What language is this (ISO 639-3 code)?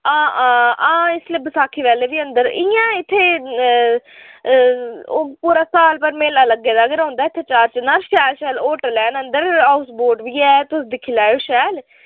doi